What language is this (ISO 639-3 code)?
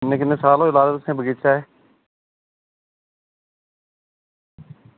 doi